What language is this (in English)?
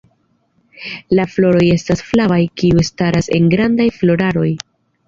Esperanto